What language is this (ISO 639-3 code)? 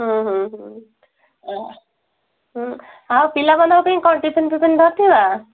ori